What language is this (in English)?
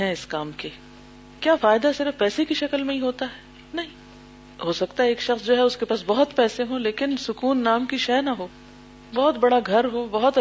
Urdu